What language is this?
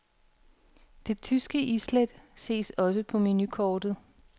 Danish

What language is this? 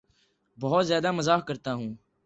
Urdu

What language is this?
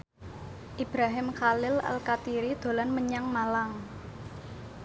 Javanese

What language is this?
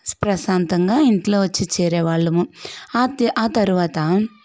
Telugu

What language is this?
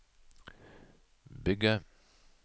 Norwegian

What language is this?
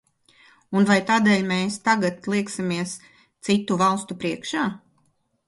Latvian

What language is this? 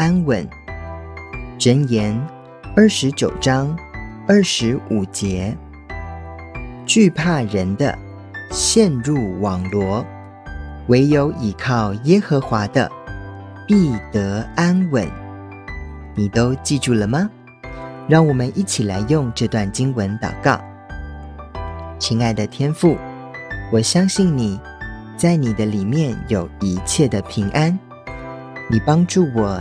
Chinese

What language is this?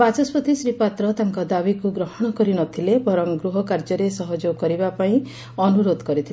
Odia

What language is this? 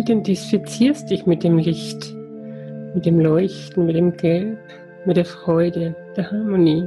German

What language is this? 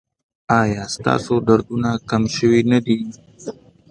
Pashto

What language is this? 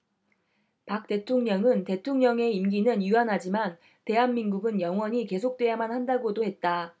Korean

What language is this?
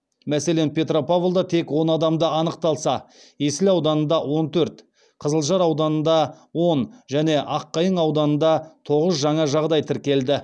Kazakh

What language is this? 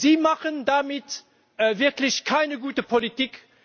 German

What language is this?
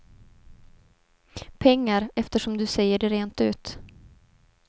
Swedish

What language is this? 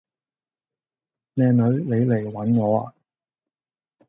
Cantonese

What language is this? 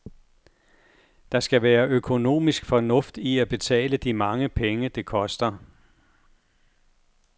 Danish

